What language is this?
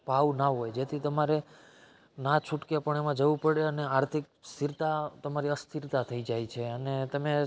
Gujarati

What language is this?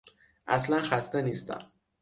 Persian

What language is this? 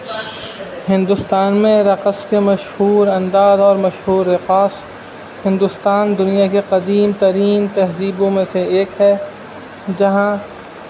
Urdu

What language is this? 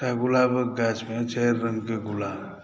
Maithili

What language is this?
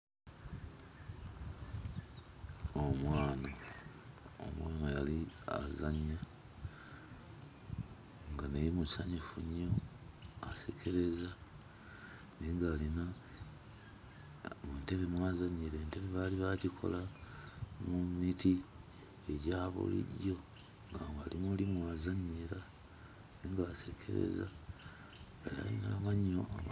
Ganda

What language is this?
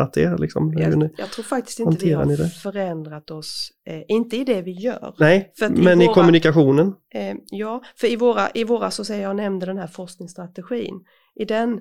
Swedish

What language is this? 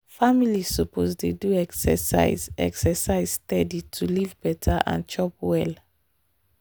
Nigerian Pidgin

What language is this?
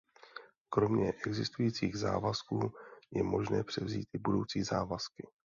Czech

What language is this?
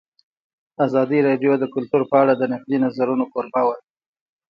Pashto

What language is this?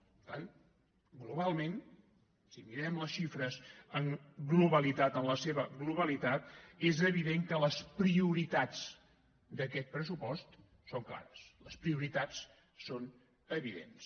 Catalan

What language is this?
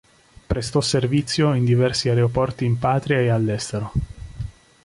Italian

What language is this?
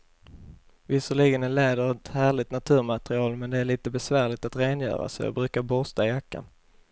Swedish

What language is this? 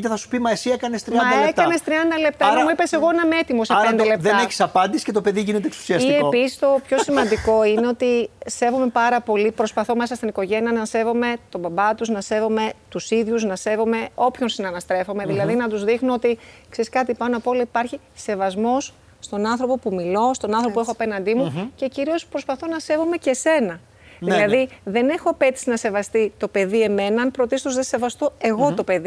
Greek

